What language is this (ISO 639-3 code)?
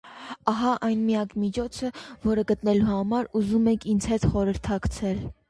hye